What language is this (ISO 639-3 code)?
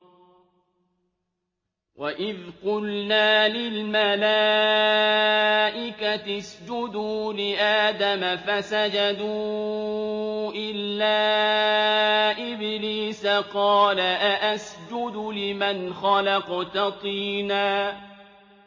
ara